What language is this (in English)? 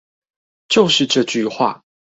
Chinese